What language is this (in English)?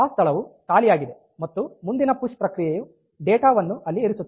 Kannada